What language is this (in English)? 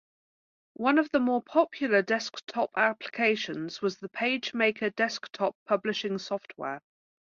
English